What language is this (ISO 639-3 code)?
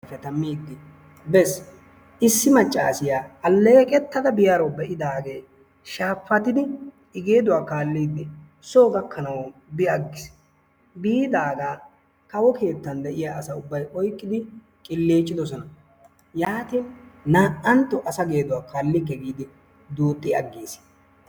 wal